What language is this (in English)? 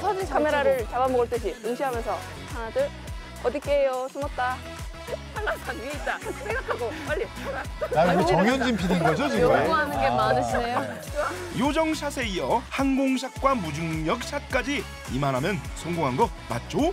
Korean